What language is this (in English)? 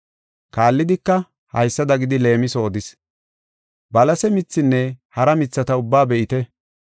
Gofa